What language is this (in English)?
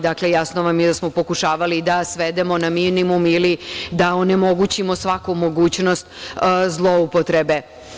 Serbian